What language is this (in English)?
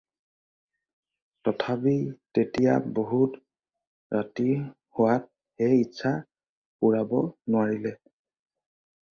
Assamese